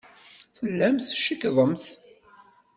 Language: Kabyle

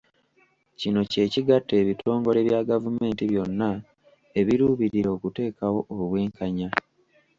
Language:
Ganda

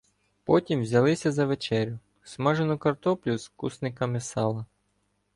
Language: Ukrainian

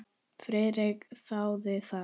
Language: Icelandic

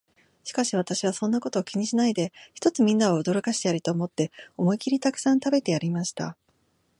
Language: Japanese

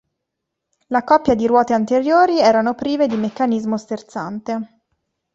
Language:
Italian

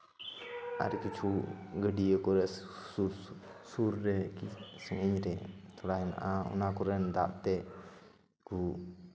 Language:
Santali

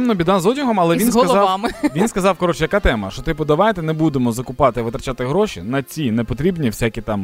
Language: Ukrainian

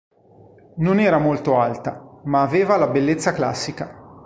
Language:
Italian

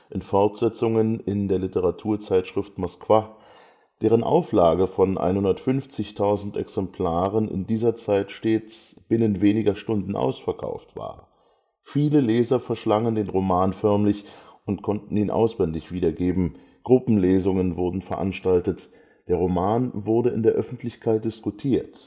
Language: German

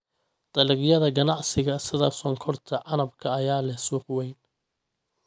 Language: Somali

